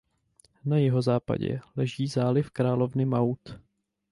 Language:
Czech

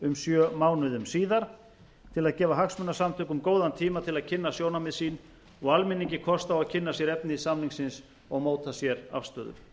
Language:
Icelandic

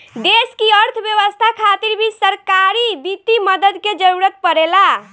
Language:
Bhojpuri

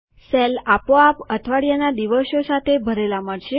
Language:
Gujarati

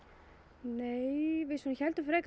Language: Icelandic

